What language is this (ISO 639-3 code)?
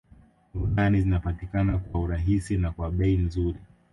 swa